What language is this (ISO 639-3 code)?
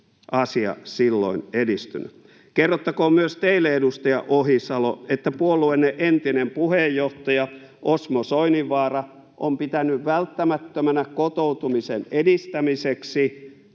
fin